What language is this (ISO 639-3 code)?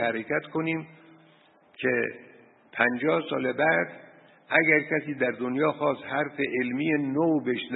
fas